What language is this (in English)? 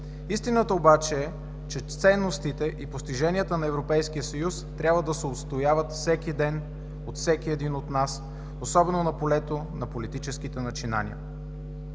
Bulgarian